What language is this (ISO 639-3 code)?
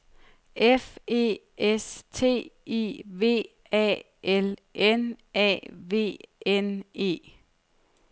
dan